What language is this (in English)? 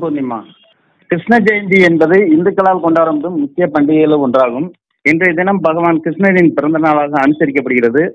Tamil